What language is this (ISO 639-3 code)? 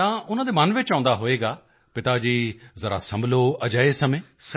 pan